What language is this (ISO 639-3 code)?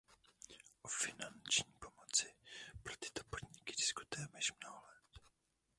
ces